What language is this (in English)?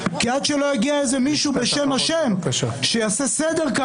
Hebrew